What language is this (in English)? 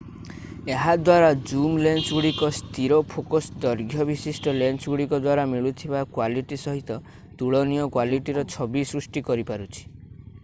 Odia